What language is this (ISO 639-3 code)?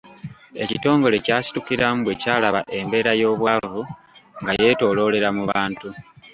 lug